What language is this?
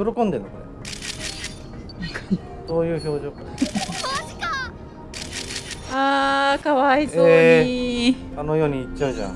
Japanese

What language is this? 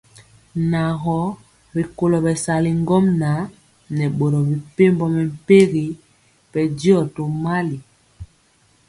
Mpiemo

